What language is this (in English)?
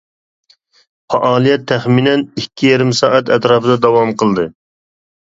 Uyghur